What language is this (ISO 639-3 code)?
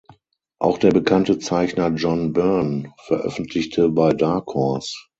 deu